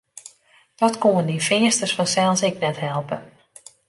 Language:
Western Frisian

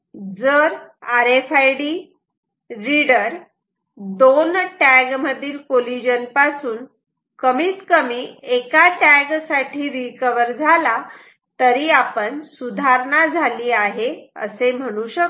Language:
Marathi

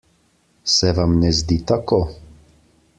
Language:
Slovenian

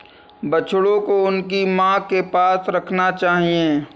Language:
Hindi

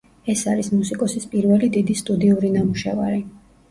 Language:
Georgian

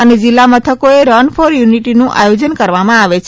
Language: Gujarati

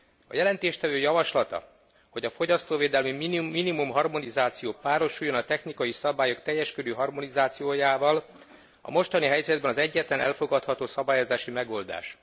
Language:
Hungarian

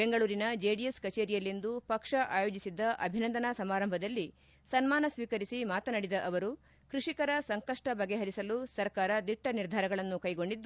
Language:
Kannada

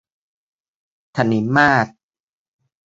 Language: Thai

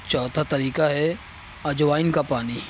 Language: Urdu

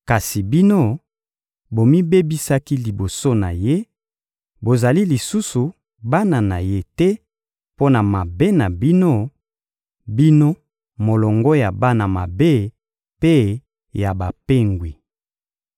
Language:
Lingala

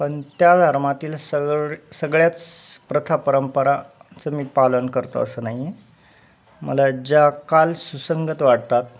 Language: Marathi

